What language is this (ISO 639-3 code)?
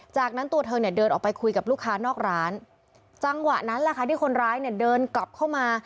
tha